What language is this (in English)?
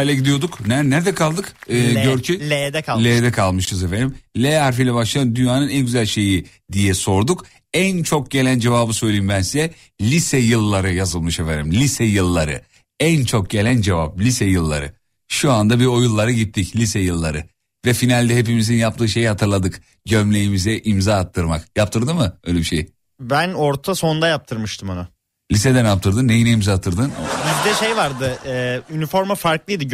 Turkish